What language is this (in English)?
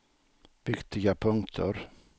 Swedish